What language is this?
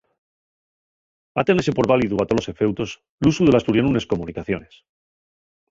Asturian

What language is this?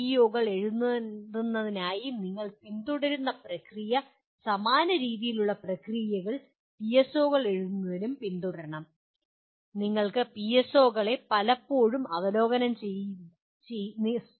Malayalam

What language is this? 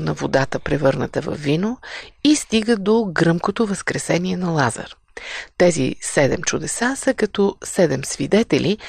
Bulgarian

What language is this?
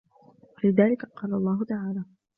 Arabic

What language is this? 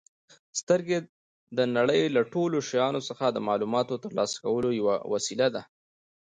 Pashto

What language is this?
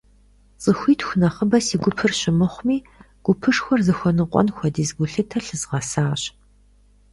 Kabardian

